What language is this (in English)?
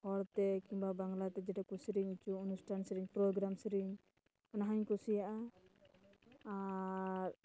Santali